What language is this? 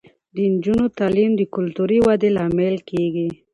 Pashto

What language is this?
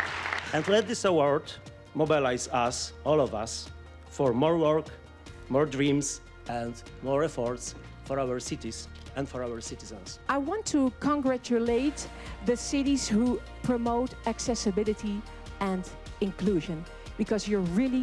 English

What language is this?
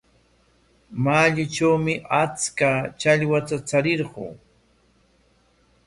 Corongo Ancash Quechua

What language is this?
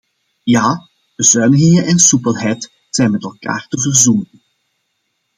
Dutch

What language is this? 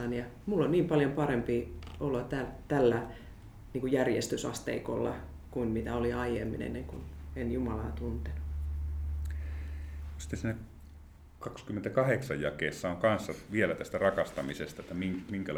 Finnish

